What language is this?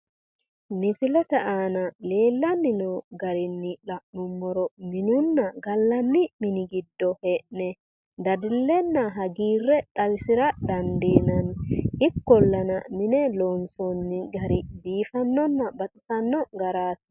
Sidamo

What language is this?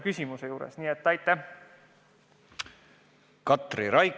Estonian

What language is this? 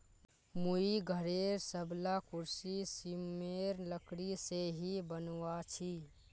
Magahi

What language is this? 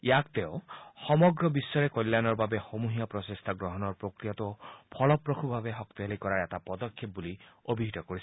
Assamese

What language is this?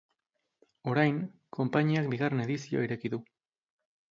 Basque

